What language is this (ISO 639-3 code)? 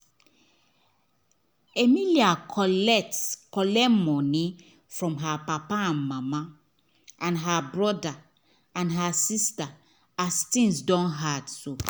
pcm